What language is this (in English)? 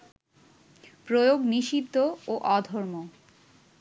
Bangla